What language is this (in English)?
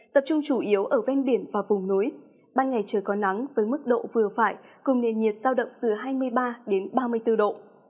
Vietnamese